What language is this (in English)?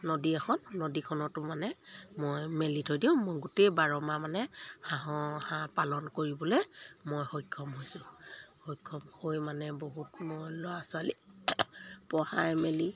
Assamese